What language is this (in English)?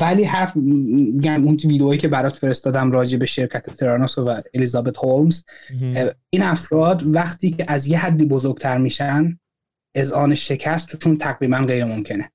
Persian